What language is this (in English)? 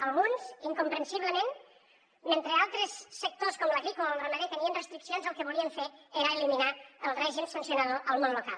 Catalan